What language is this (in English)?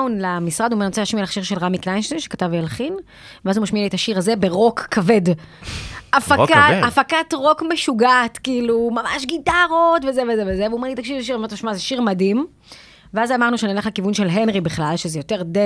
Hebrew